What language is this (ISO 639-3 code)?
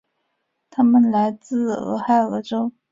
zho